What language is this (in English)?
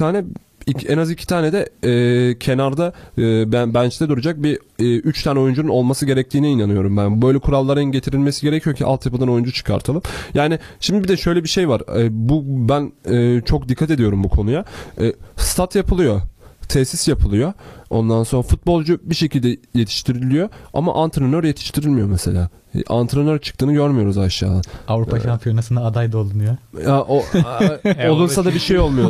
Turkish